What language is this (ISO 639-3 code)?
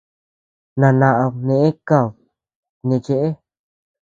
cux